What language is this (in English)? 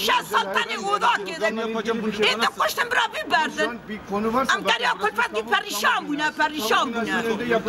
Turkish